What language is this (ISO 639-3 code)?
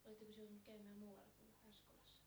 fin